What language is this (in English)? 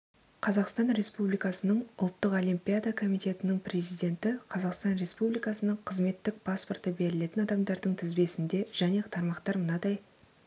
Kazakh